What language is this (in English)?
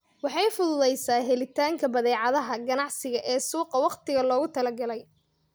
Somali